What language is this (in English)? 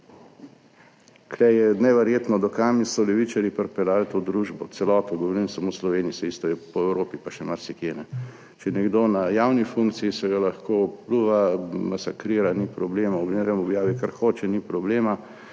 Slovenian